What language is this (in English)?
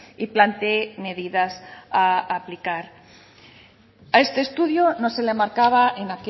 Spanish